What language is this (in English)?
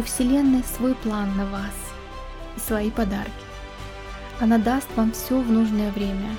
Russian